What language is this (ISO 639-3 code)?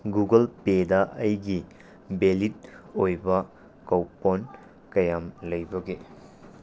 mni